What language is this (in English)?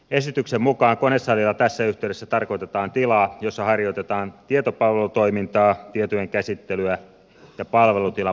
Finnish